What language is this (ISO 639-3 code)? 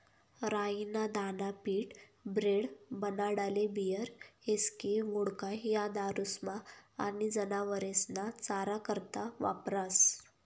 mar